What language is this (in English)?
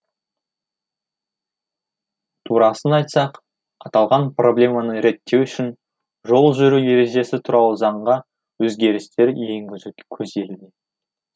Kazakh